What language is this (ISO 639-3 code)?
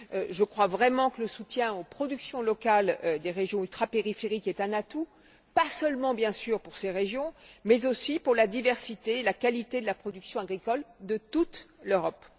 fra